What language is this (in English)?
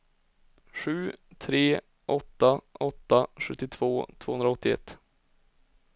Swedish